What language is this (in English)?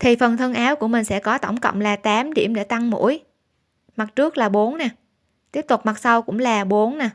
Vietnamese